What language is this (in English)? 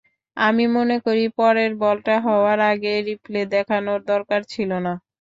Bangla